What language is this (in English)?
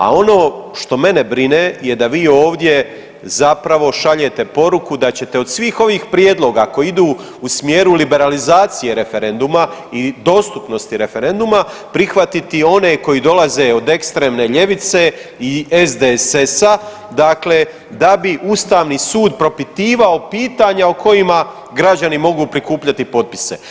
Croatian